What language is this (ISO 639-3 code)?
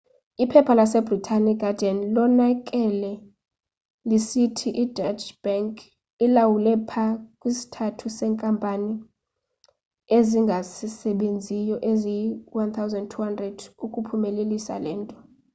xho